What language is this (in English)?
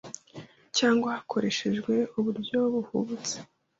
Kinyarwanda